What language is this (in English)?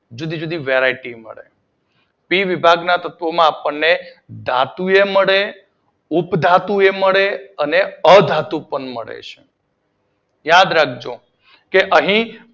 Gujarati